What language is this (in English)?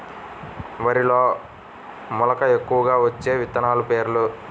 Telugu